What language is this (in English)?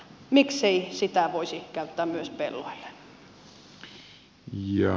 Finnish